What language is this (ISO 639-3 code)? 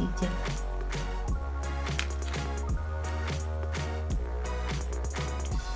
rus